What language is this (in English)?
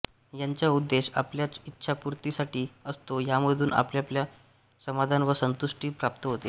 Marathi